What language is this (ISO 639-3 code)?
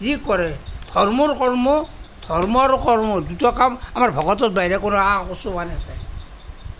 asm